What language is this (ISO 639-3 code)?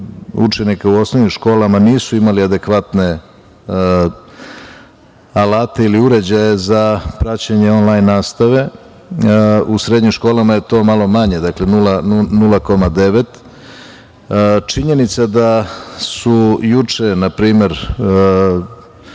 srp